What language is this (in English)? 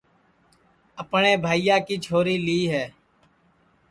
Sansi